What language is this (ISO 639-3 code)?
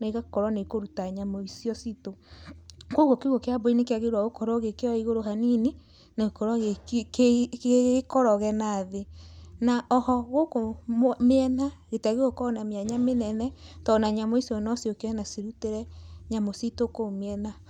kik